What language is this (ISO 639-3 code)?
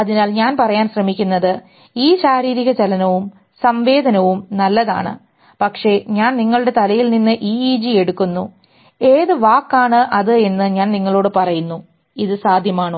mal